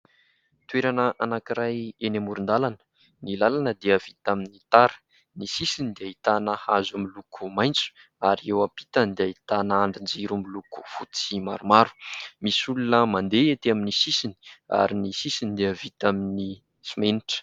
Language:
Malagasy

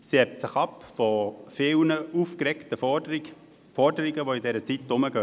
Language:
Swiss German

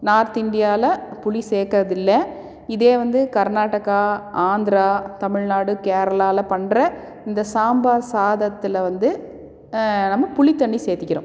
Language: Tamil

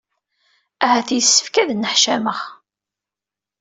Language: Kabyle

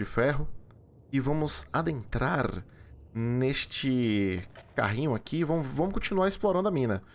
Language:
Portuguese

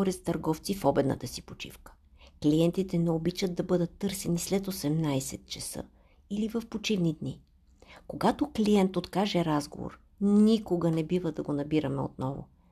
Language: Bulgarian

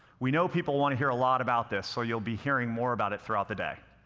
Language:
English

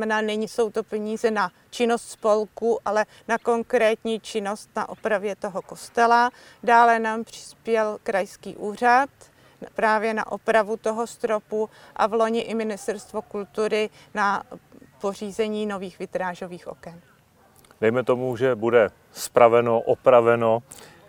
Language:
Czech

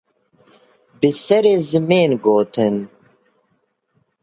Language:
Kurdish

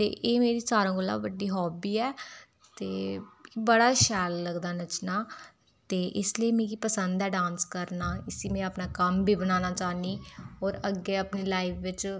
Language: Dogri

